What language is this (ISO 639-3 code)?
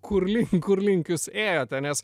lit